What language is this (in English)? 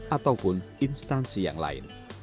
Indonesian